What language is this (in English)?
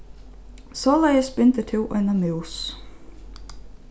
Faroese